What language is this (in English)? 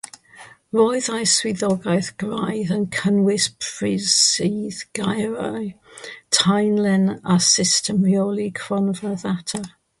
Welsh